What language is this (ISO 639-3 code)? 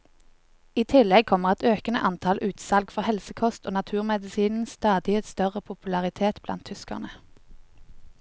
nor